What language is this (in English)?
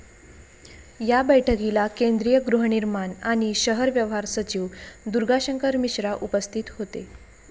Marathi